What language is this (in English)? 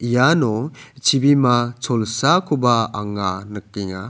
Garo